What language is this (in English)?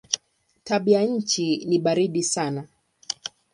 Swahili